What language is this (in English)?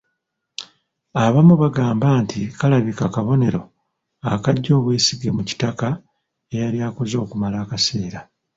Ganda